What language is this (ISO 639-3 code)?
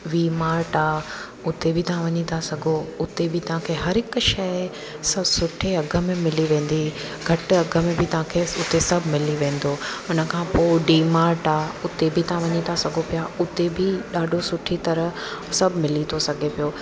snd